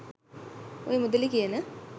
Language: Sinhala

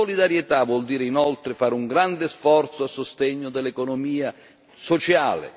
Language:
Italian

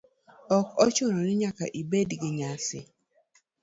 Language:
Luo (Kenya and Tanzania)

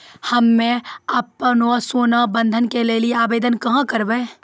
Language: Maithili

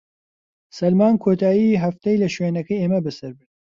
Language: Central Kurdish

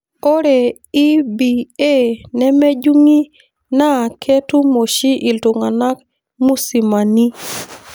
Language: Masai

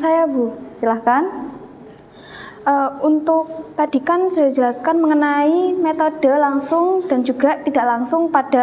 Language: Indonesian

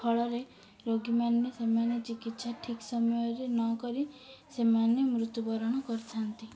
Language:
Odia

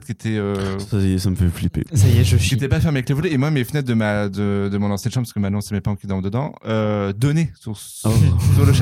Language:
French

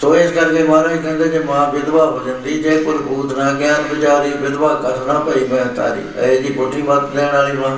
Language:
Punjabi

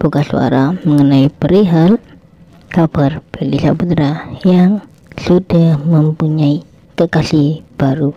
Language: Indonesian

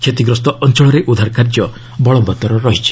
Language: Odia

